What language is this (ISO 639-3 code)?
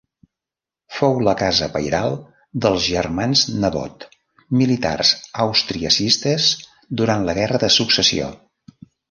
cat